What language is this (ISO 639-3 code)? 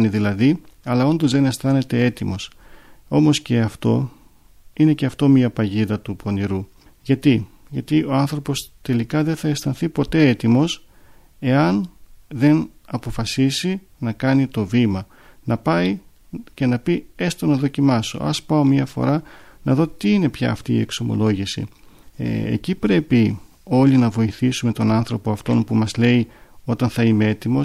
ell